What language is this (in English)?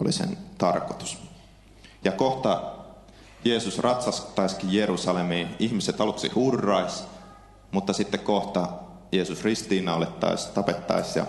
Finnish